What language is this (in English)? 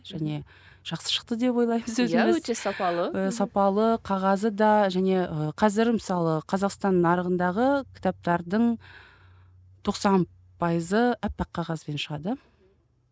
Kazakh